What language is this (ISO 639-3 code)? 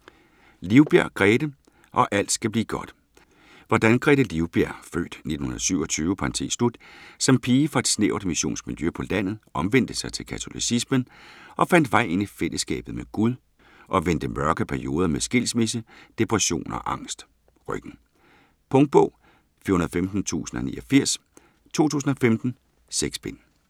dan